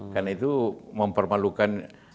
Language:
Indonesian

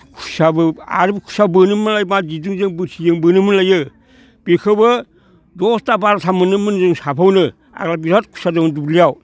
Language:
Bodo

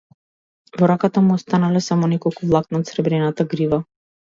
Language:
Macedonian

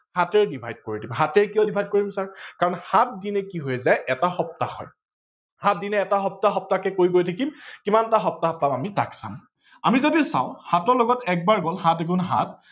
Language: Assamese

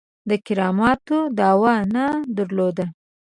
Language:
Pashto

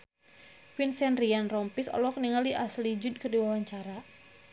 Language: Sundanese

